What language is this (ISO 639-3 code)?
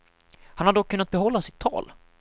swe